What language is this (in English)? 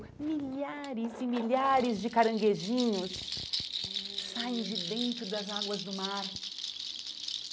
Portuguese